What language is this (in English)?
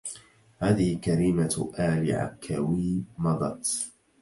Arabic